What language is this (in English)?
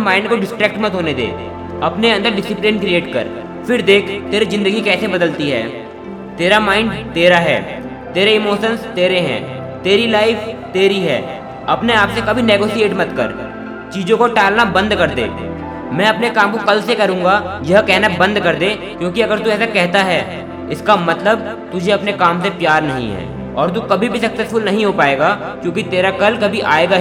Hindi